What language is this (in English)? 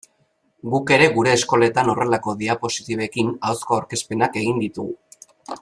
Basque